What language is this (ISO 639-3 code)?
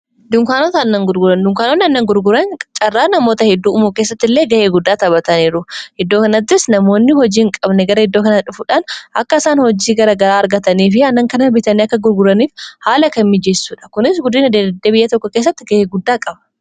orm